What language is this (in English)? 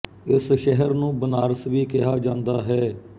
Punjabi